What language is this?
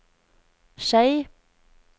Norwegian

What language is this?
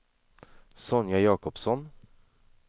Swedish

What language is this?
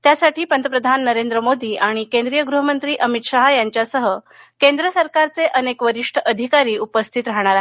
Marathi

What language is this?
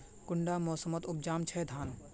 Magahi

